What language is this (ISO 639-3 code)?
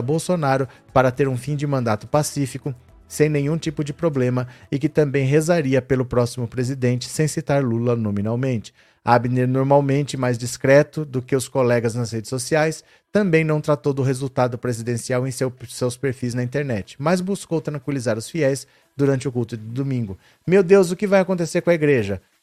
por